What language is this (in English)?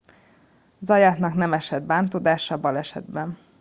Hungarian